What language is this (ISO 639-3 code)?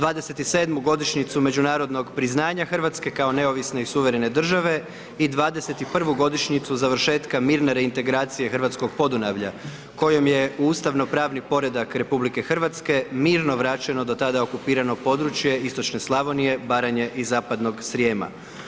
hrv